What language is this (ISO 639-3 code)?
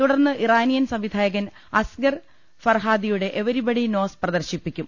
mal